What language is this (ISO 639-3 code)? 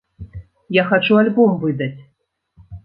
bel